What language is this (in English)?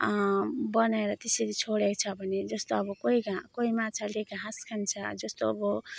Nepali